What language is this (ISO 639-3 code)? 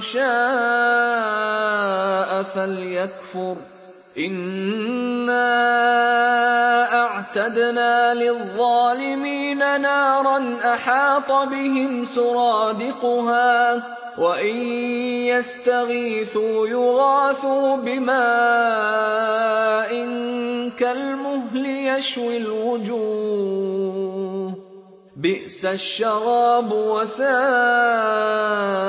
ara